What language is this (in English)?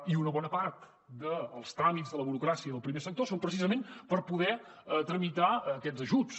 Catalan